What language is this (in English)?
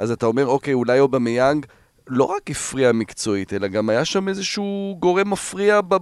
Hebrew